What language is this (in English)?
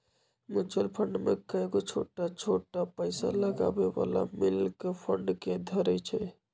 Magahi